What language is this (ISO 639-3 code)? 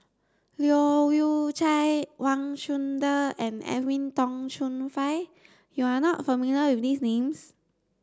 eng